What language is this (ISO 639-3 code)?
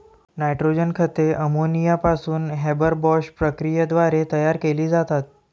mar